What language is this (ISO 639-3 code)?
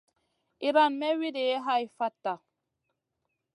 mcn